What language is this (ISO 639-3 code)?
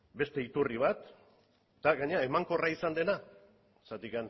eus